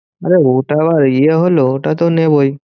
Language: Bangla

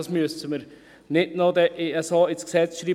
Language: Swiss German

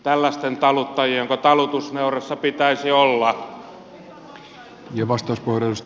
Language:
Finnish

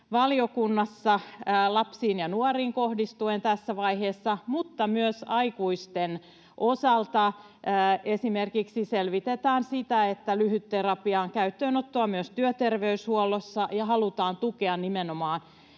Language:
Finnish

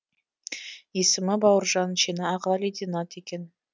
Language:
Kazakh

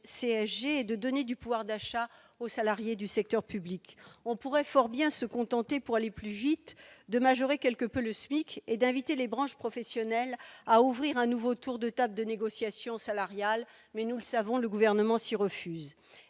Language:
French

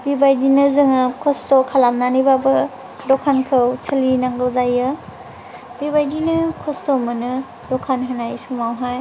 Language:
Bodo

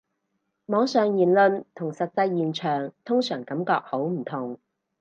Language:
Cantonese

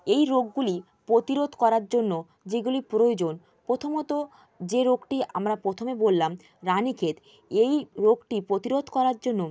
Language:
Bangla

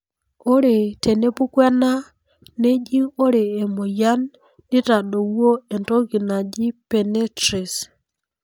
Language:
Masai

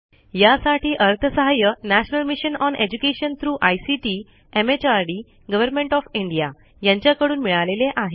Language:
Marathi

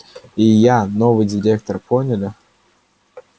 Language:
Russian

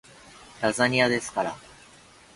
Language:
Japanese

